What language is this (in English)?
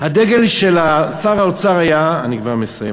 Hebrew